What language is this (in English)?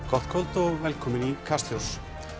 Icelandic